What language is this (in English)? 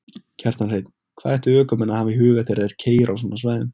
Icelandic